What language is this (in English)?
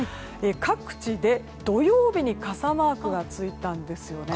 Japanese